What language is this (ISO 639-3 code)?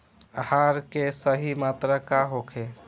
bho